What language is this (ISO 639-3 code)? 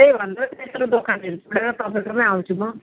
nep